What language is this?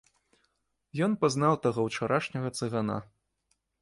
Belarusian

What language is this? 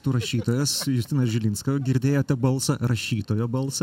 Lithuanian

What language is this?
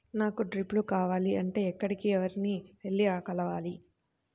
Telugu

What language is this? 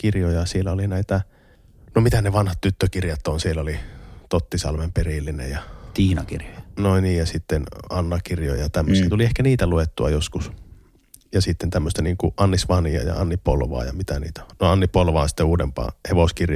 Finnish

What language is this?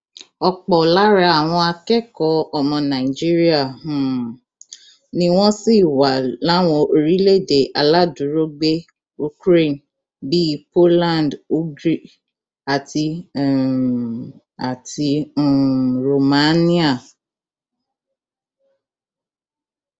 Yoruba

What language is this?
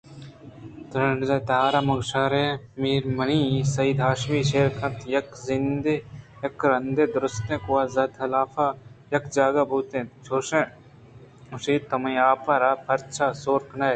Eastern Balochi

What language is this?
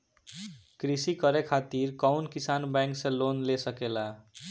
Bhojpuri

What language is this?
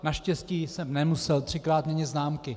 Czech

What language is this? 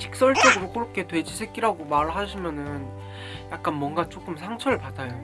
Korean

